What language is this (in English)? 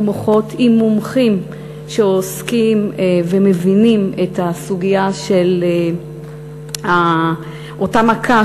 Hebrew